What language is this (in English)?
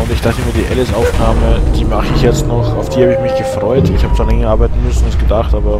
German